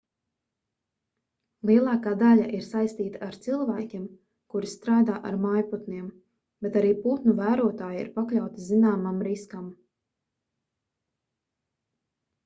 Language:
Latvian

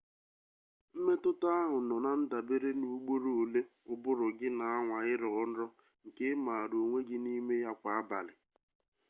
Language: Igbo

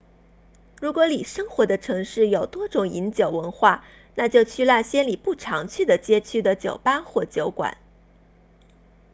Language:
Chinese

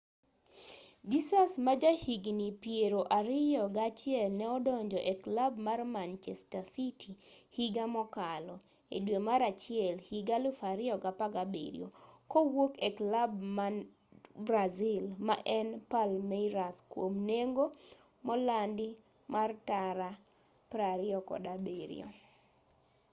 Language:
Luo (Kenya and Tanzania)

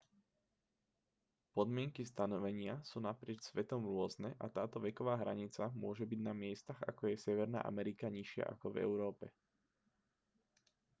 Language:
Slovak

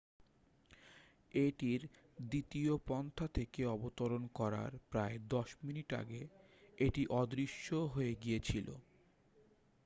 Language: Bangla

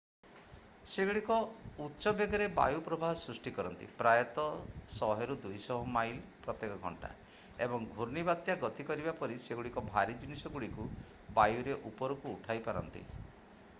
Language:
Odia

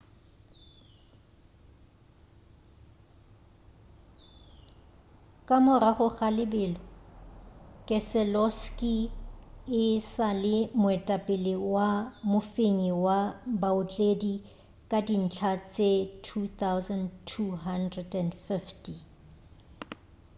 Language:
Northern Sotho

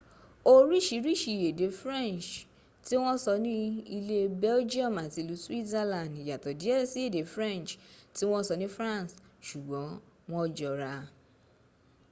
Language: Yoruba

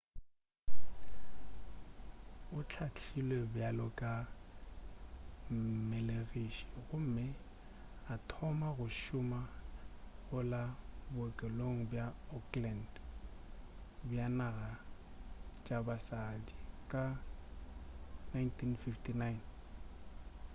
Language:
Northern Sotho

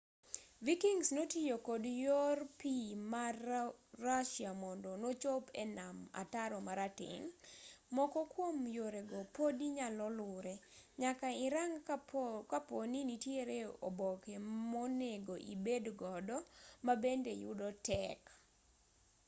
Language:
Luo (Kenya and Tanzania)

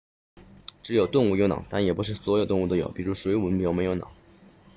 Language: Chinese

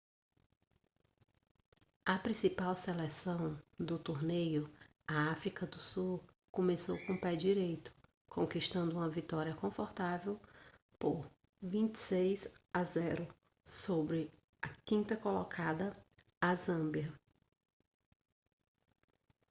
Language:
Portuguese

